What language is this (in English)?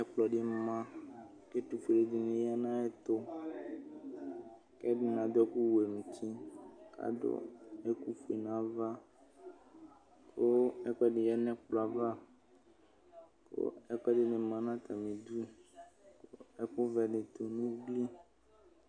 Ikposo